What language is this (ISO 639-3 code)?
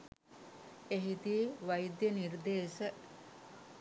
sin